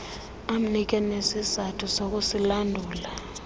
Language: Xhosa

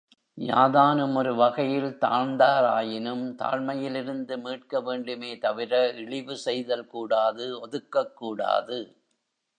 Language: Tamil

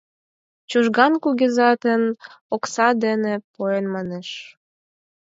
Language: Mari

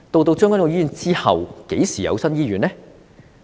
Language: Cantonese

